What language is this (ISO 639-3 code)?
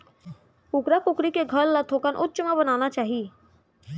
hne